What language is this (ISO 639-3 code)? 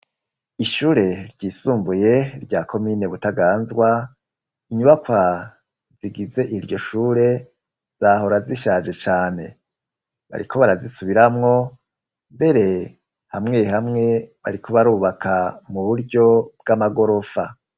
run